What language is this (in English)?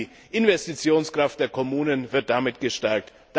German